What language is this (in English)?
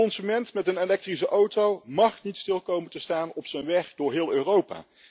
Dutch